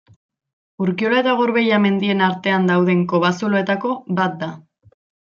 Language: Basque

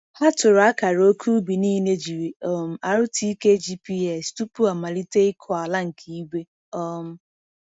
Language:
Igbo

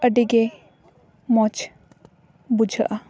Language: Santali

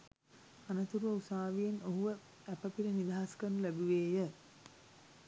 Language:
Sinhala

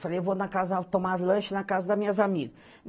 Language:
Portuguese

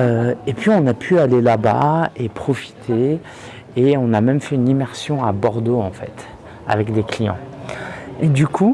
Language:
French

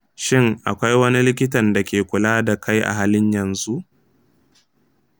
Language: Hausa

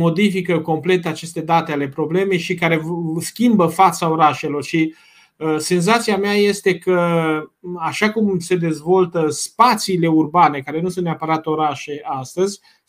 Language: Romanian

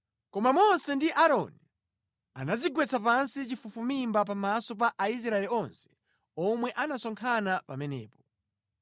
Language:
Nyanja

